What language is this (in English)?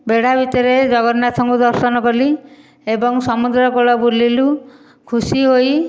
Odia